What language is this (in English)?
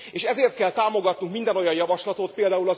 Hungarian